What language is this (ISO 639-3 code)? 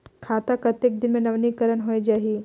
hne